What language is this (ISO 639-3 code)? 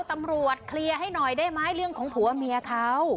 tha